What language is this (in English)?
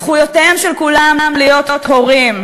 Hebrew